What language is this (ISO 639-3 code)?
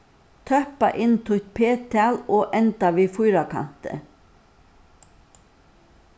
fao